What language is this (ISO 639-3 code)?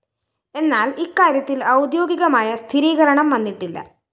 mal